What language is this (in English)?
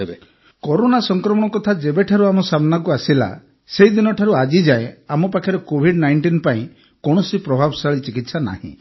Odia